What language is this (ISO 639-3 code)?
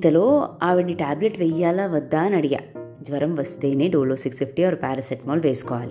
tel